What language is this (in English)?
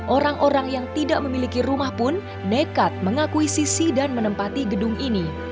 Indonesian